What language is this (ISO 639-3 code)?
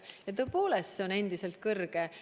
est